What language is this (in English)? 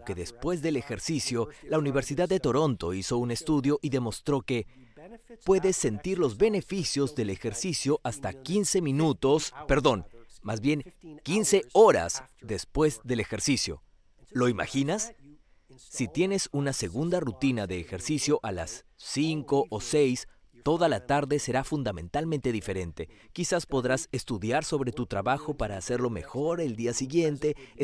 Spanish